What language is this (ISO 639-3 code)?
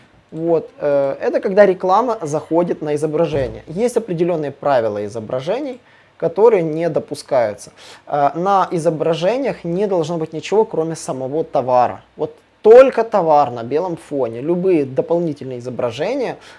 rus